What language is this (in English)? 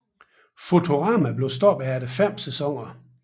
Danish